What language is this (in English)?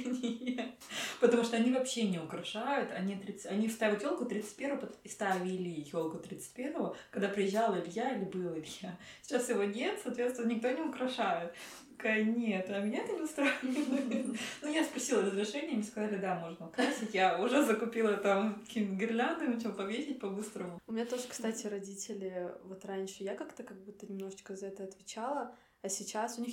Russian